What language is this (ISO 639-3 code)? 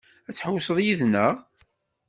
kab